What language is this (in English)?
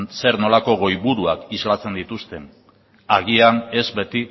Basque